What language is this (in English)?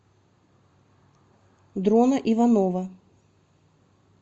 Russian